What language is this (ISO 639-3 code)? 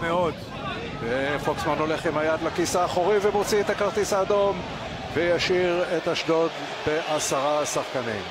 heb